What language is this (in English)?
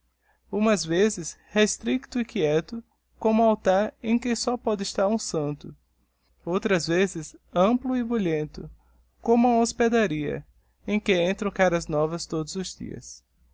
Portuguese